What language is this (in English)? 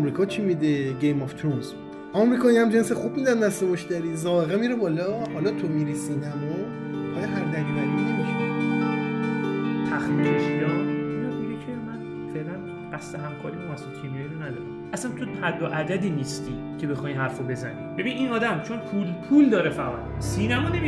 Persian